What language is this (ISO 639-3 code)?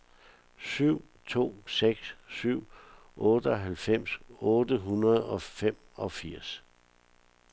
dan